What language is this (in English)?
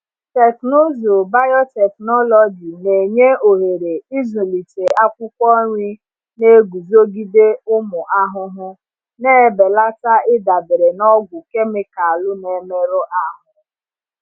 Igbo